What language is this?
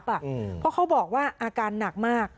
Thai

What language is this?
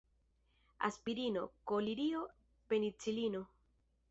Esperanto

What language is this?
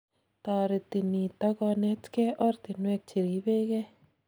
Kalenjin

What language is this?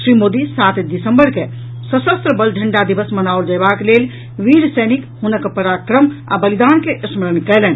Maithili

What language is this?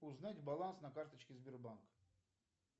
Russian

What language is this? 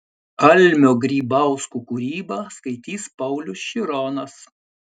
Lithuanian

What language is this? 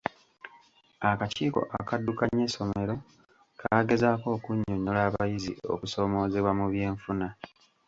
Ganda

